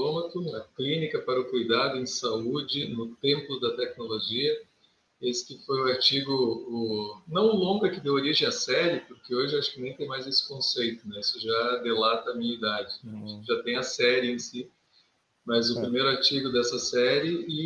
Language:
Portuguese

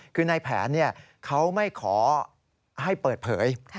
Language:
Thai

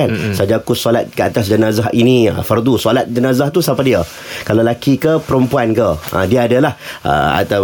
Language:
Malay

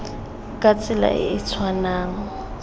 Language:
Tswana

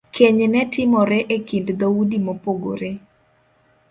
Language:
Luo (Kenya and Tanzania)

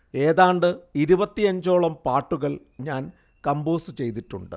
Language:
Malayalam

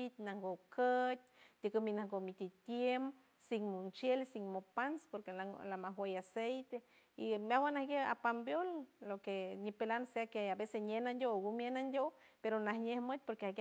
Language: San Francisco Del Mar Huave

